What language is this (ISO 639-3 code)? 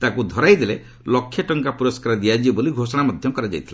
ori